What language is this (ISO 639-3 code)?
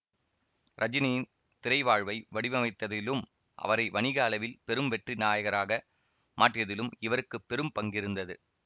tam